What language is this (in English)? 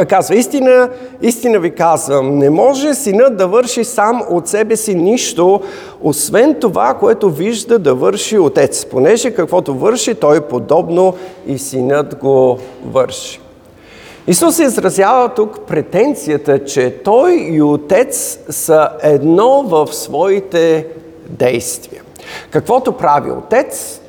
Bulgarian